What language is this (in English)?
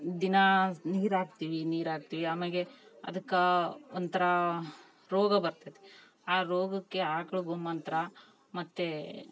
Kannada